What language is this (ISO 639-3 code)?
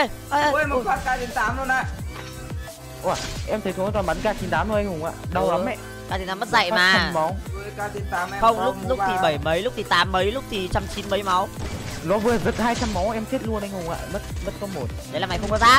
vie